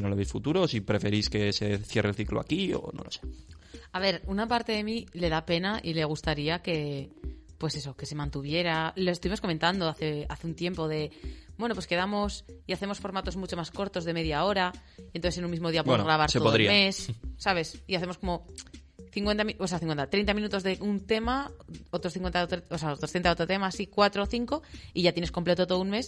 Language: Spanish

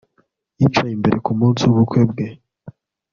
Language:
Kinyarwanda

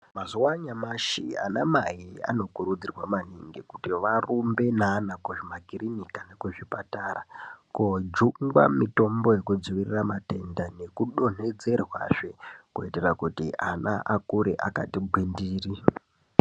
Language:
Ndau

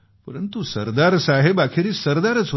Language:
Marathi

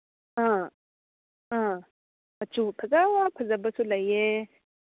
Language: Manipuri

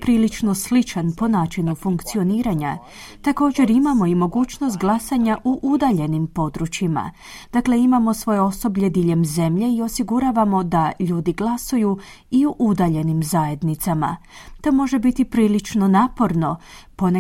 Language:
Croatian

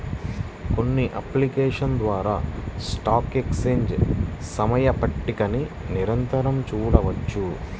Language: Telugu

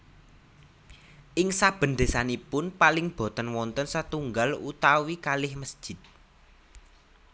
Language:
Javanese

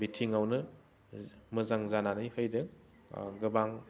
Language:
Bodo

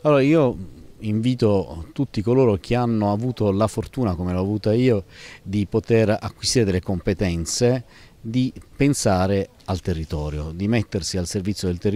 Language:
Italian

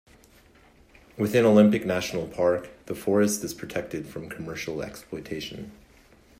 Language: English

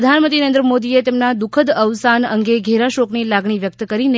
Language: Gujarati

